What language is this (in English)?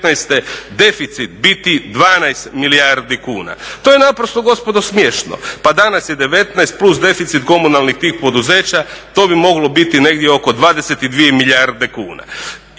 Croatian